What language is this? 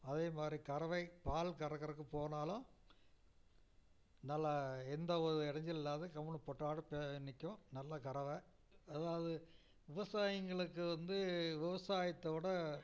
Tamil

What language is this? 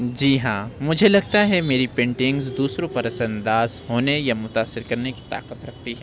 Urdu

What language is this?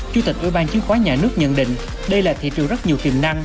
Vietnamese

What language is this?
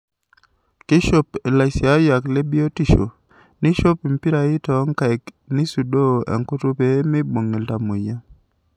Masai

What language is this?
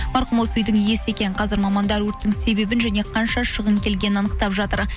Kazakh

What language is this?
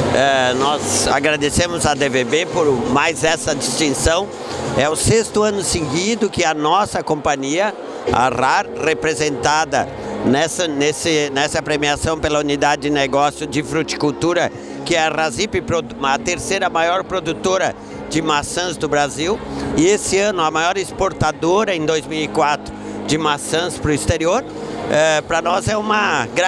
Portuguese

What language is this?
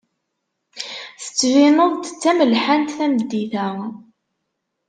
Kabyle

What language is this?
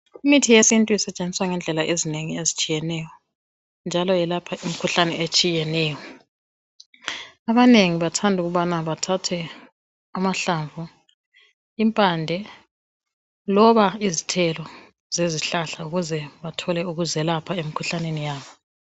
North Ndebele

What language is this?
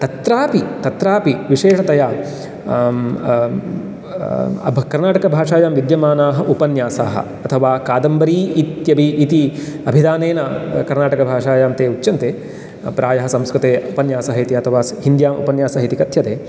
Sanskrit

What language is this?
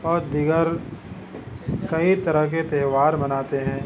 Urdu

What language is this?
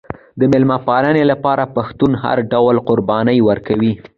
Pashto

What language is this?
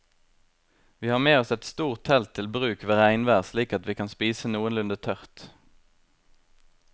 Norwegian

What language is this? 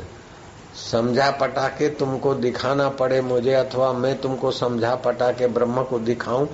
Hindi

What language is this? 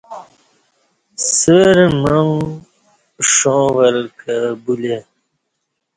Kati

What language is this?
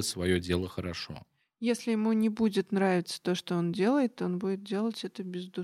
Russian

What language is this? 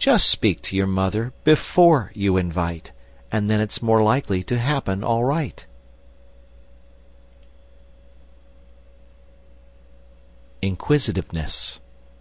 English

